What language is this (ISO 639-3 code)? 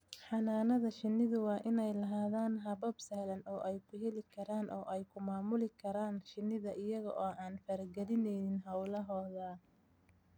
som